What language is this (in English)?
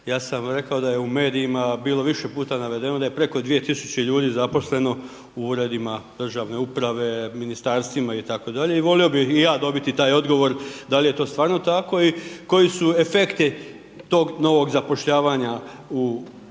Croatian